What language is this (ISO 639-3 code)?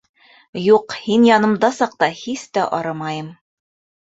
bak